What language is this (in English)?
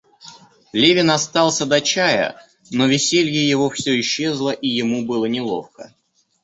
Russian